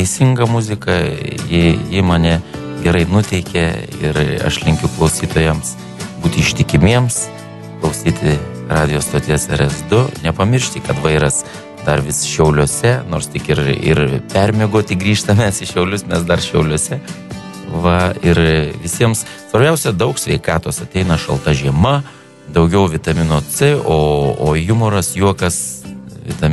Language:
Lithuanian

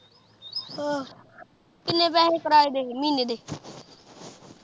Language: Punjabi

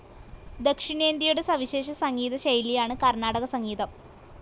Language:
Malayalam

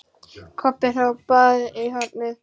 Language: Icelandic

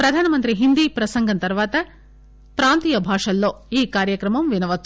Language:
Telugu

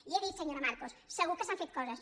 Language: Catalan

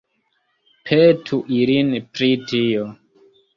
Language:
Esperanto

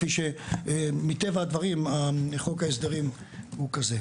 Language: Hebrew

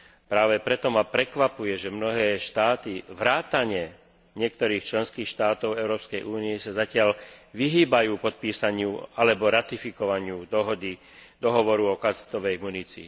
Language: Slovak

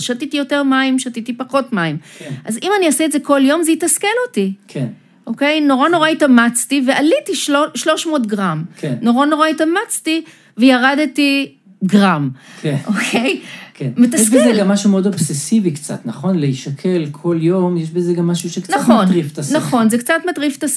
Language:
Hebrew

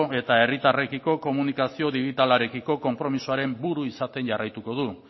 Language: Basque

